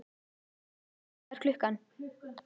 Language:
Icelandic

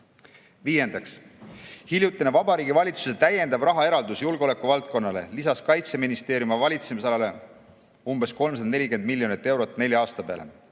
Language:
Estonian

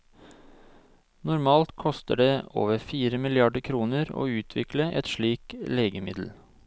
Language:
Norwegian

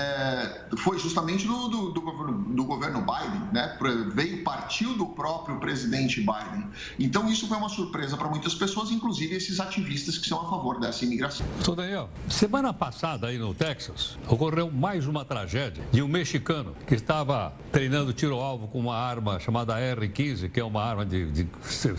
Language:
Portuguese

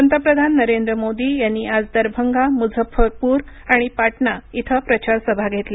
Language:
Marathi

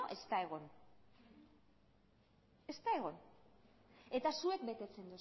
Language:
Basque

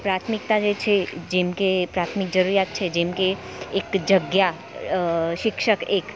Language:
Gujarati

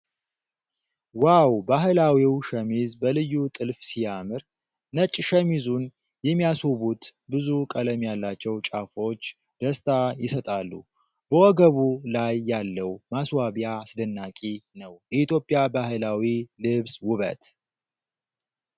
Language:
Amharic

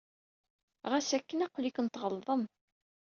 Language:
Kabyle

